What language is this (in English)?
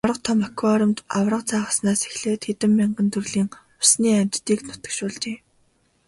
Mongolian